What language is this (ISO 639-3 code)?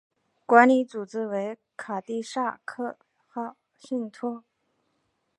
zho